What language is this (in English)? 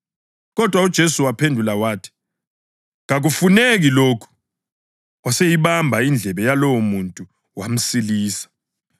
North Ndebele